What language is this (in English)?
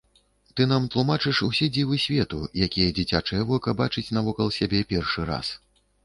Belarusian